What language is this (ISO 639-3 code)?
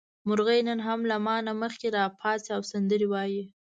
pus